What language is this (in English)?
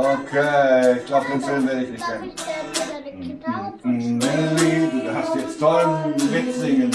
German